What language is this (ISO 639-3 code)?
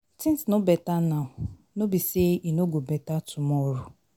pcm